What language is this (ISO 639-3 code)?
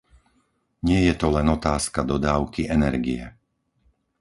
slk